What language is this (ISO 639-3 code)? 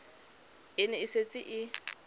tsn